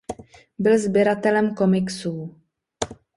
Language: Czech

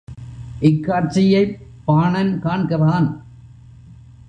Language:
Tamil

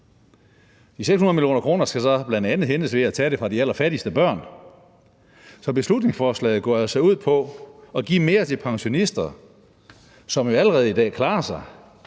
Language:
Danish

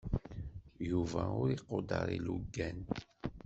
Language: Kabyle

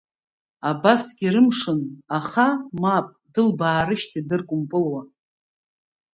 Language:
Abkhazian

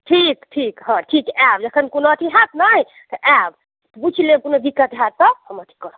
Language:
Maithili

